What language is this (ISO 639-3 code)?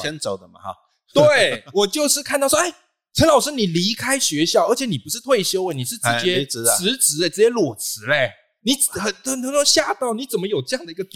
zho